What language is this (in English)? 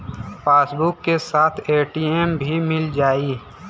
Bhojpuri